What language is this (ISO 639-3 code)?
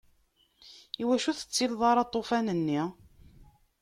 kab